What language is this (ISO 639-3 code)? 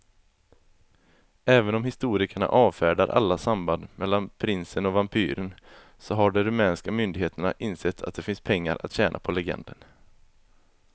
swe